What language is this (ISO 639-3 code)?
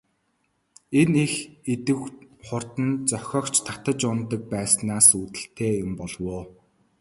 mon